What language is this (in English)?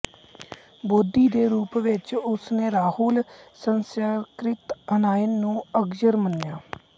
Punjabi